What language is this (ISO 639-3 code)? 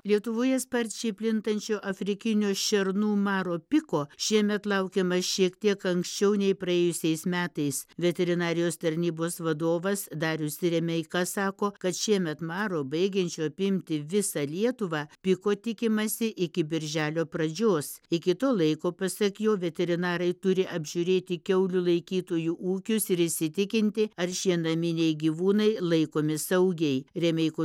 lit